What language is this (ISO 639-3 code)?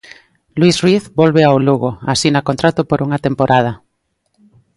glg